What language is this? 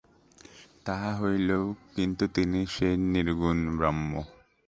Bangla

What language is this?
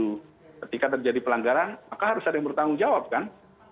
Indonesian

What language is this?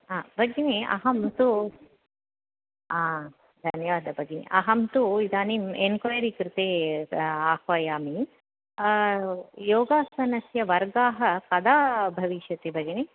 Sanskrit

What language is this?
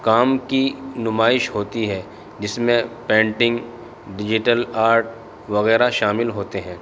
Urdu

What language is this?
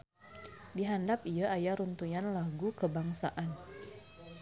Sundanese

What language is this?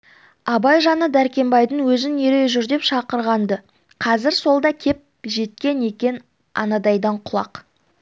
Kazakh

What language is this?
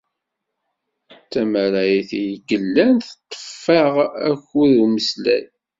Kabyle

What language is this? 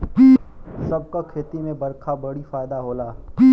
Bhojpuri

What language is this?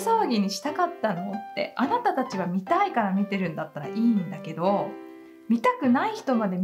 Japanese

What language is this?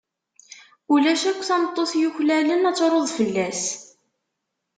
Kabyle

